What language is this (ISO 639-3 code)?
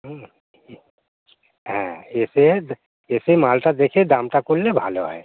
ben